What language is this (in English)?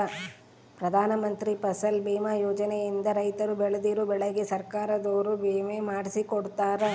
Kannada